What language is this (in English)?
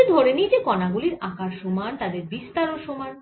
Bangla